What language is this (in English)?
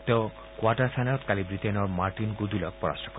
Assamese